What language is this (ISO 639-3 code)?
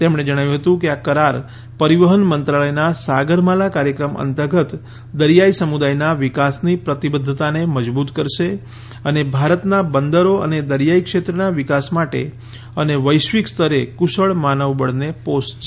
guj